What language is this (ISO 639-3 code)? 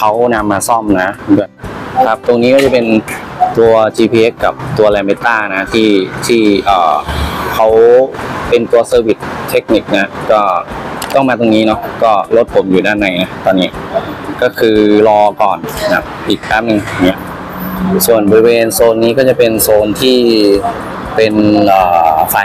tha